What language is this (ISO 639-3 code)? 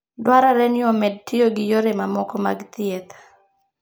luo